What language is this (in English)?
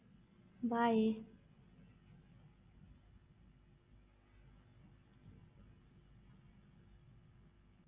Punjabi